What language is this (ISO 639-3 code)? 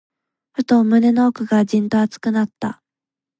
jpn